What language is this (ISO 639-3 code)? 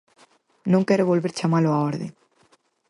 glg